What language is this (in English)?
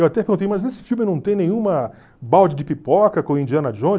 Portuguese